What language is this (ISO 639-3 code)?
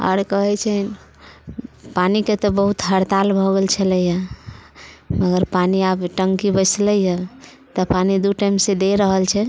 mai